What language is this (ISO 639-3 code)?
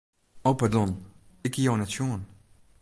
fry